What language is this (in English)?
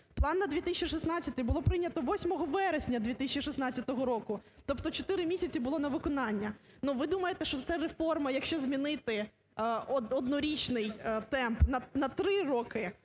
Ukrainian